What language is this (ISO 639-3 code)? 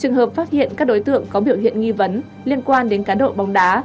vie